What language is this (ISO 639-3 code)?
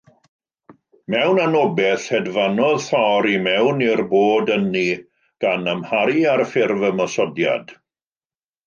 cym